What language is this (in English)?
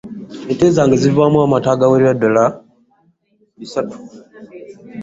Ganda